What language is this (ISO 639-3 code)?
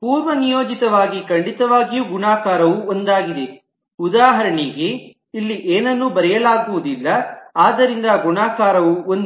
kan